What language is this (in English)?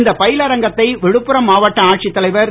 Tamil